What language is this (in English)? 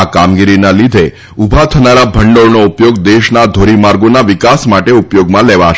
Gujarati